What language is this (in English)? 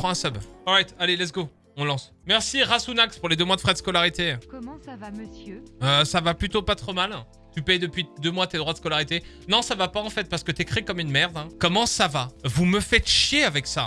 French